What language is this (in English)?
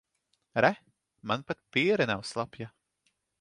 Latvian